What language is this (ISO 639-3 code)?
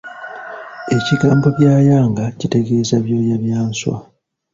lug